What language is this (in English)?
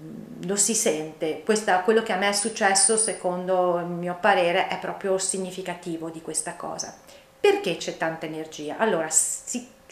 Italian